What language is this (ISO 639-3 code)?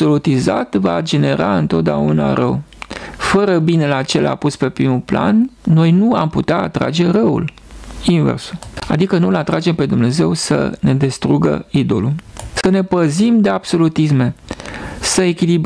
ron